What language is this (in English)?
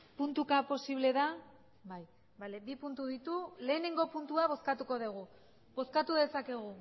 Basque